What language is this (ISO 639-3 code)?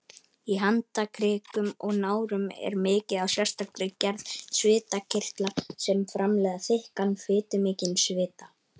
isl